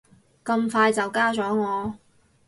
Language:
Cantonese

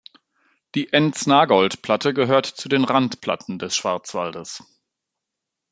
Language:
German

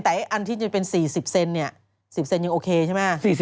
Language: Thai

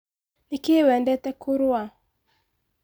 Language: Kikuyu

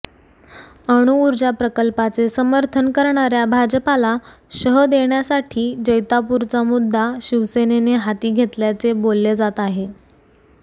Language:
Marathi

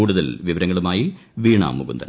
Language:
Malayalam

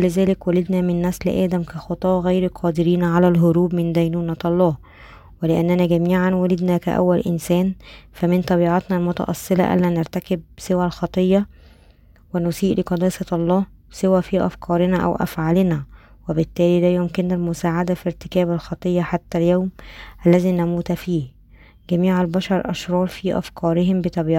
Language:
Arabic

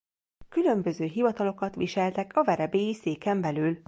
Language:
Hungarian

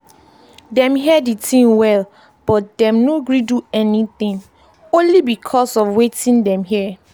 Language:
Nigerian Pidgin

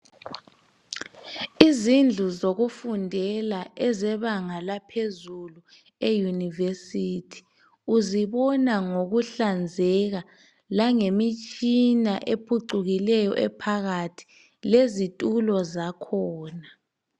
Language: North Ndebele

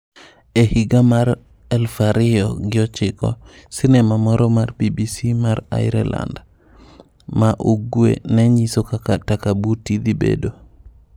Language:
Luo (Kenya and Tanzania)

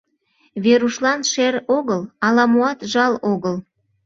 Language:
Mari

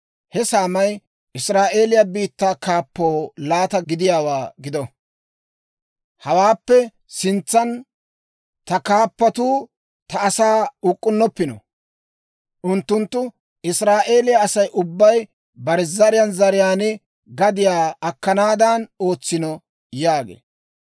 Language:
Dawro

